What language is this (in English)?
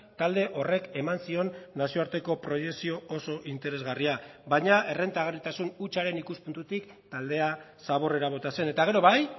Basque